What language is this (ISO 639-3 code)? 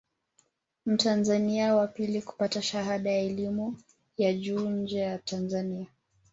swa